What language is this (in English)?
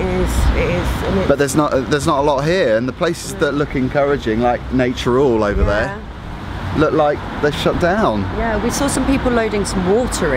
English